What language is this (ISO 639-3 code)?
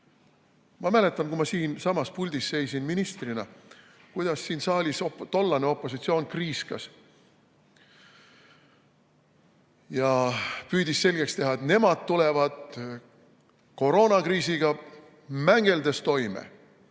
est